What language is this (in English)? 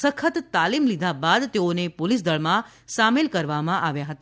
Gujarati